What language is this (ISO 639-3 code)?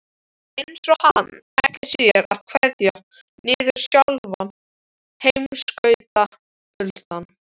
isl